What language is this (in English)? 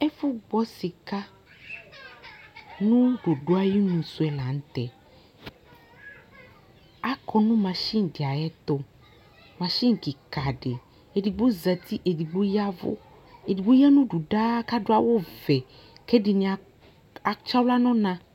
Ikposo